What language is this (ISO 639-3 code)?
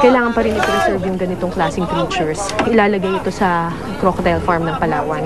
fil